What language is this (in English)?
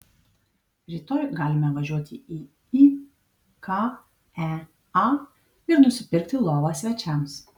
Lithuanian